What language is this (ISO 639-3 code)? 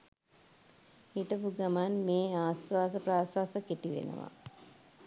sin